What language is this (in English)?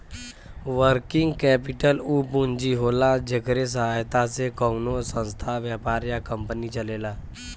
Bhojpuri